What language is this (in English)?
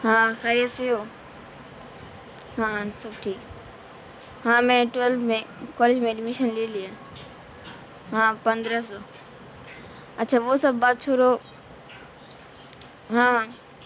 Urdu